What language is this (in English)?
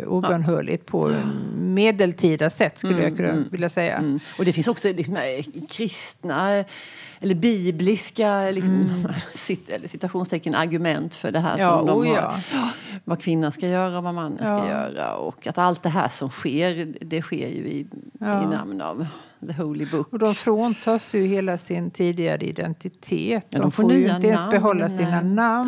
Swedish